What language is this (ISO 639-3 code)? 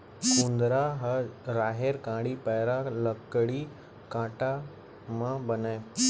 hne